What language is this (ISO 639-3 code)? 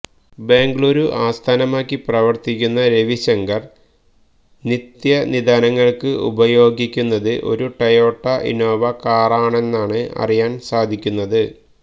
mal